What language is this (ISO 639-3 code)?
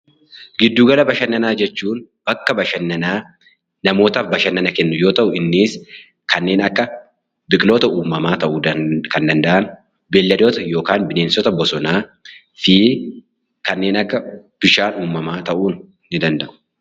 orm